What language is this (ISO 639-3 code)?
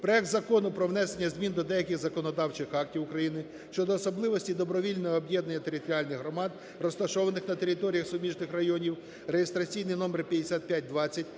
ukr